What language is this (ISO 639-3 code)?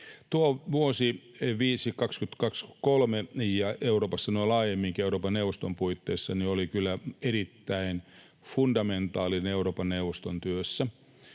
fin